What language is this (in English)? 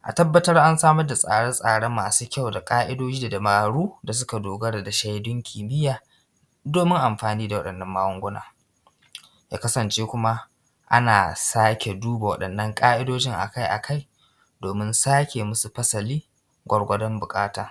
Hausa